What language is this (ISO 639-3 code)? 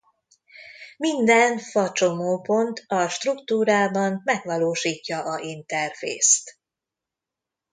hun